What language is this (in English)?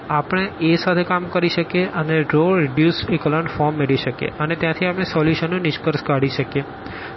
Gujarati